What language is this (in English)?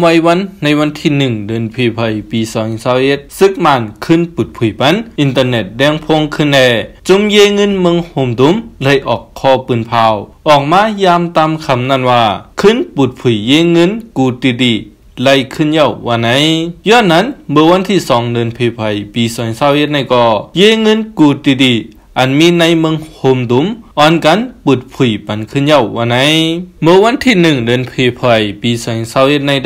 Thai